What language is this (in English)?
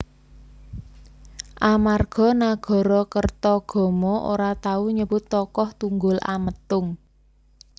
Javanese